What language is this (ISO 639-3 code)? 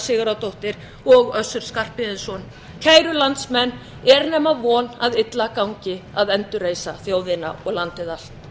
isl